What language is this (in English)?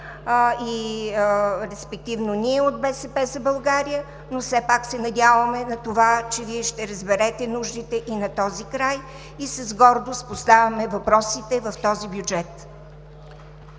Bulgarian